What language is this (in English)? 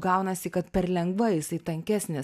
Lithuanian